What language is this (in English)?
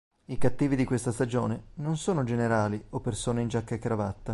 Italian